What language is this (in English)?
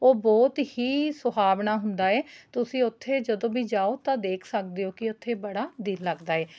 Punjabi